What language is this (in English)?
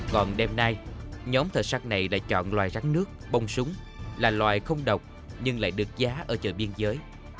Vietnamese